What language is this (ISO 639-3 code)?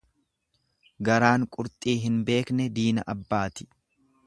orm